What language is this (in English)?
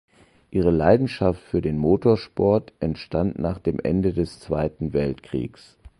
German